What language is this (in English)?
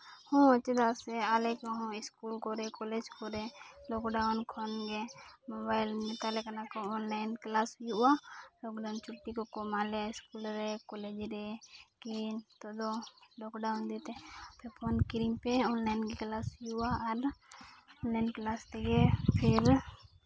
Santali